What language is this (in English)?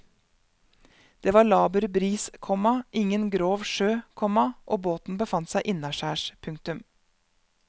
Norwegian